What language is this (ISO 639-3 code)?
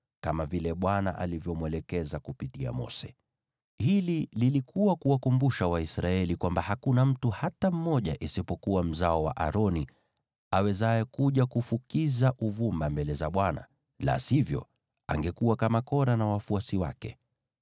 swa